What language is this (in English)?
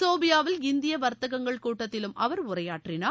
Tamil